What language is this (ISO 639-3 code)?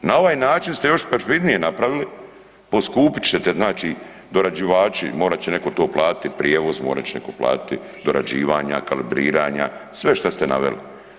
hrv